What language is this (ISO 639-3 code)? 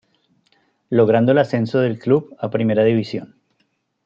spa